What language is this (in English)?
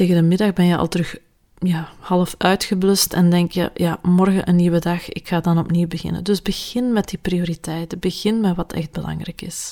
Dutch